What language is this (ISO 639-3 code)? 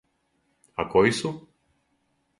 srp